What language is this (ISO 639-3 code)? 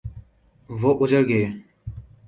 urd